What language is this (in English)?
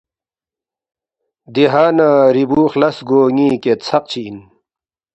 Balti